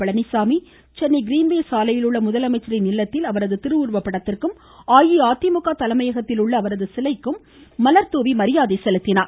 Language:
Tamil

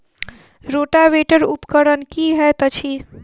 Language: Maithili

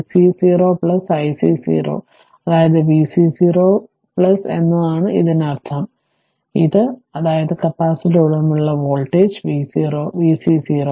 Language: Malayalam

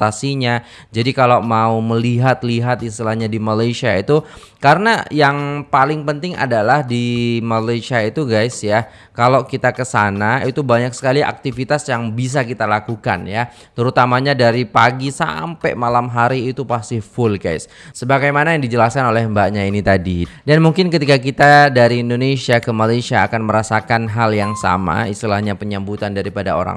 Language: Indonesian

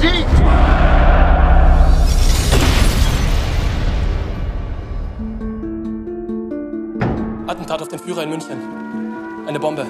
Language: German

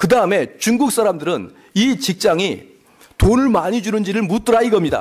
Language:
Korean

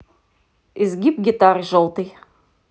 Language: Russian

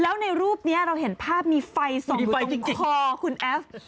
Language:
Thai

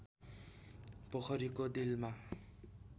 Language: Nepali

